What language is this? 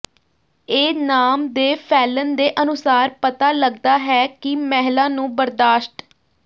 Punjabi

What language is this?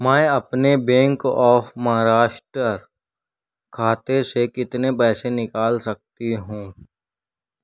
Urdu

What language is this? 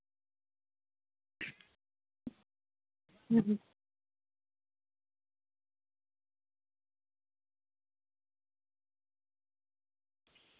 Santali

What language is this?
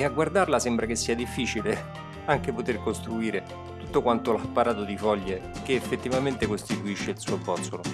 Italian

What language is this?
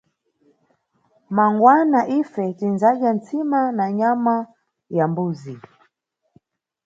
Nyungwe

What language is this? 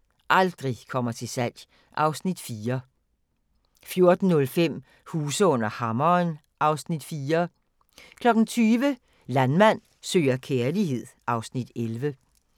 Danish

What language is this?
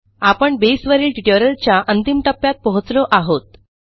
Marathi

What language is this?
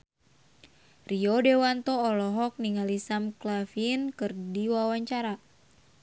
Sundanese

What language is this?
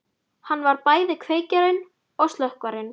Icelandic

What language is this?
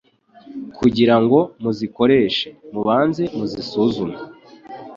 Kinyarwanda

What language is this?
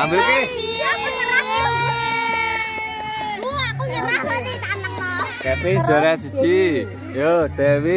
Indonesian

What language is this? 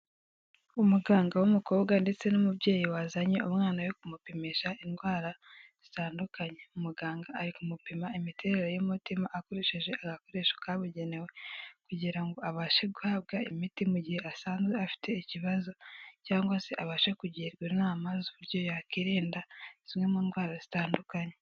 Kinyarwanda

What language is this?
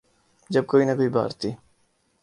Urdu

